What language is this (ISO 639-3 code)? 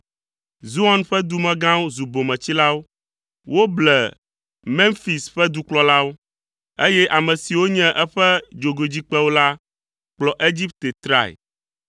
ewe